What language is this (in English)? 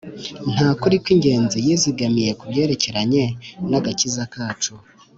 Kinyarwanda